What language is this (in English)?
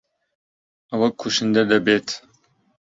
Central Kurdish